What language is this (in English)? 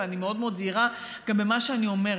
Hebrew